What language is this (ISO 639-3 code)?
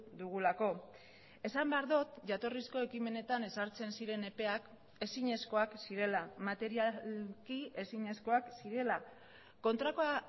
eus